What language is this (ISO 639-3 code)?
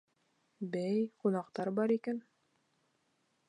bak